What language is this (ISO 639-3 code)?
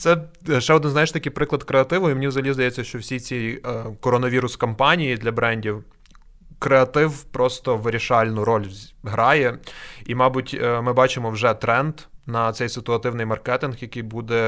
ukr